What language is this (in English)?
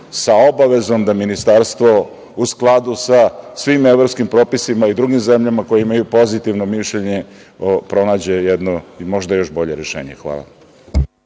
Serbian